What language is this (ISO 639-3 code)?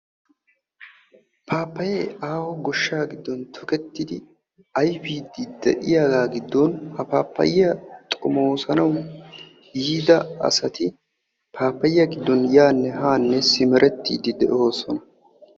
wal